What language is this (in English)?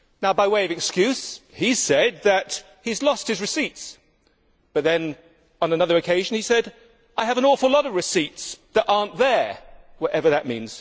English